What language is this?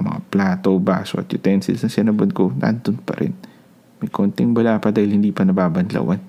Filipino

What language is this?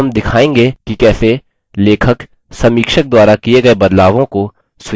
Hindi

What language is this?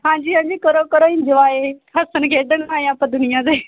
Punjabi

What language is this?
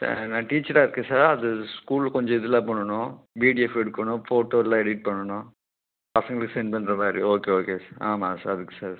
Tamil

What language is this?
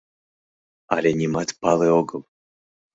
Mari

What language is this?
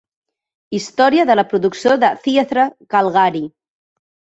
Catalan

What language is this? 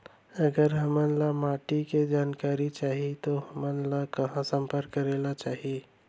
Chhattisgarhi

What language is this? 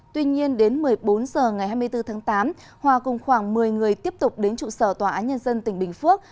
Vietnamese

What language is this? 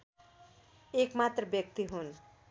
Nepali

